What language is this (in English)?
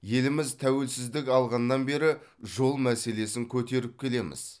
Kazakh